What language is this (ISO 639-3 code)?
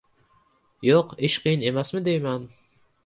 uzb